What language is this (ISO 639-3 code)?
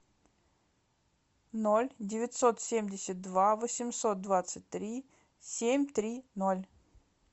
rus